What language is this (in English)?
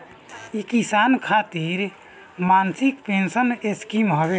Bhojpuri